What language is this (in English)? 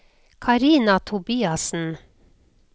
Norwegian